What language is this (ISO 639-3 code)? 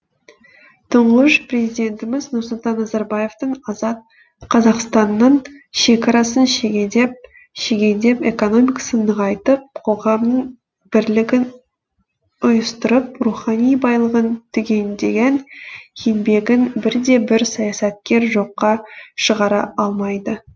kaz